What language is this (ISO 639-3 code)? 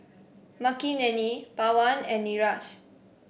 eng